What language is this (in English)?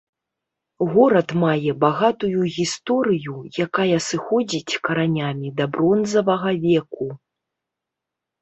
Belarusian